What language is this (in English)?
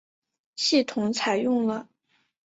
Chinese